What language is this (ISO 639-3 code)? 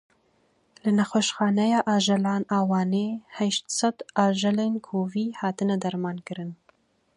kur